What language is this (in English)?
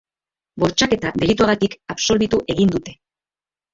Basque